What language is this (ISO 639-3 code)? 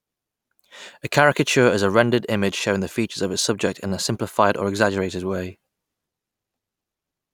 eng